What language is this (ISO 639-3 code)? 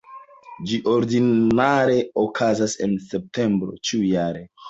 epo